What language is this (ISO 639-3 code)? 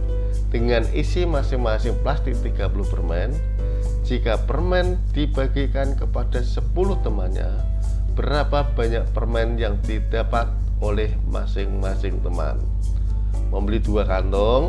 ind